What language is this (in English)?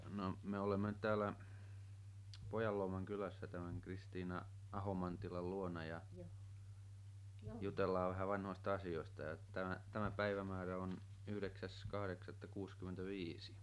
Finnish